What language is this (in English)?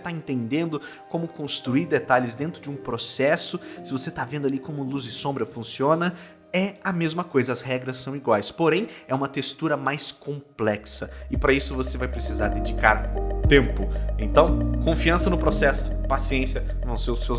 Portuguese